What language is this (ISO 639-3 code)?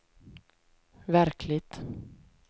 swe